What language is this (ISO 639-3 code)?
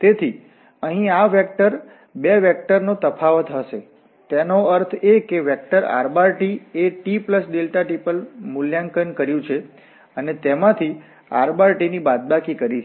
guj